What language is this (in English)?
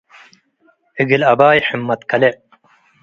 Tigre